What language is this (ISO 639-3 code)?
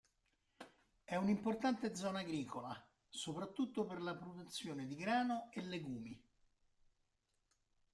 ita